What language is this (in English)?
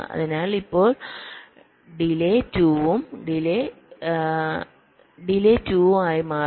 Malayalam